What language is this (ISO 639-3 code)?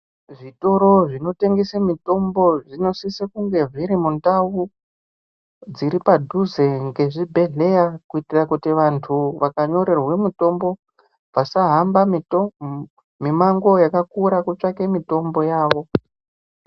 ndc